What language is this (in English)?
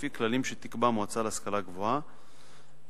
Hebrew